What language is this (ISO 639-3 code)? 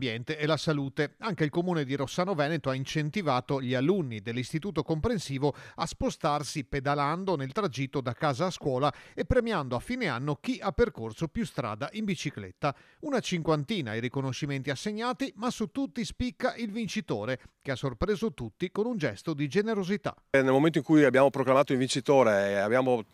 ita